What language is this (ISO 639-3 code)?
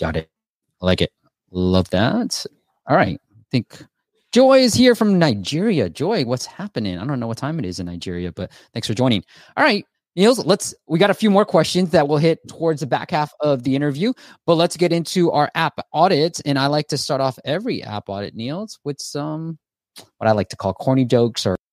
eng